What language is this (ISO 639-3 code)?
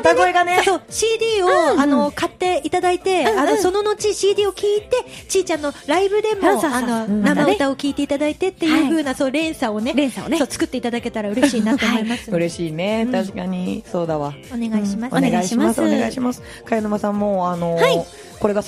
jpn